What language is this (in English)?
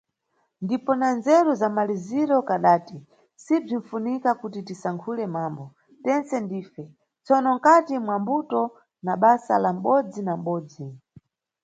Nyungwe